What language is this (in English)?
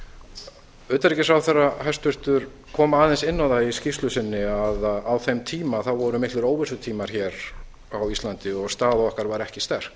Icelandic